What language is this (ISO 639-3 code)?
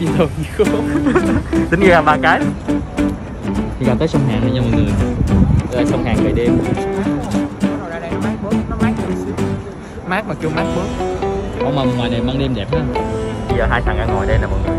vie